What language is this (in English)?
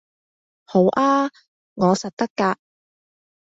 Cantonese